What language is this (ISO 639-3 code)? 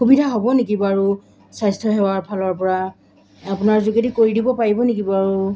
asm